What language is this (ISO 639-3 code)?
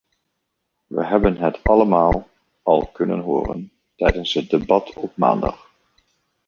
nld